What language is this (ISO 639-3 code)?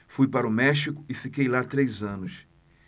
por